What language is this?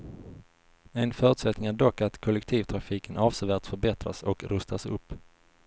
Swedish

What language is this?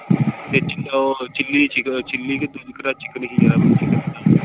Punjabi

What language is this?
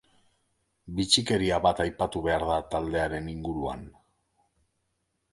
Basque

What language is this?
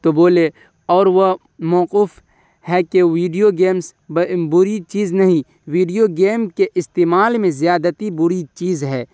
Urdu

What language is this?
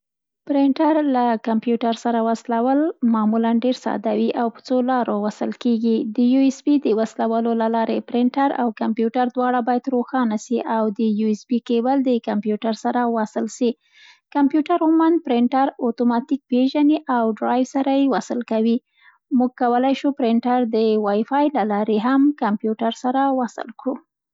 Central Pashto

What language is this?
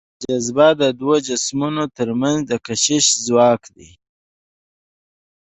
Pashto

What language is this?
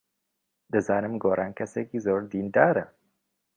Central Kurdish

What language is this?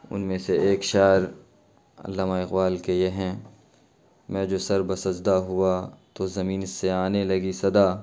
Urdu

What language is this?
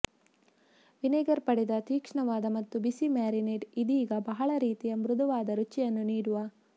Kannada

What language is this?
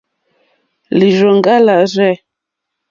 Mokpwe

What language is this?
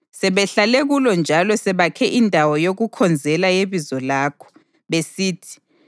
North Ndebele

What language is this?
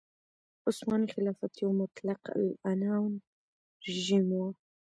Pashto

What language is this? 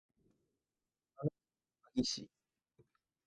Japanese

